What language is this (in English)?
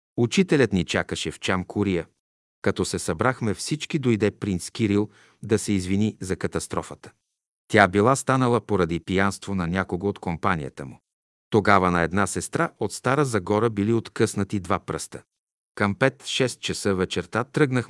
Bulgarian